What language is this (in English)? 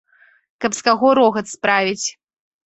Belarusian